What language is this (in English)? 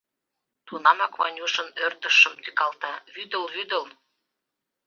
Mari